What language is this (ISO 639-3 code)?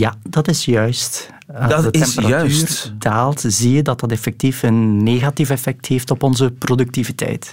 nld